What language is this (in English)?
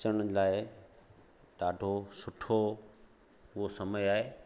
Sindhi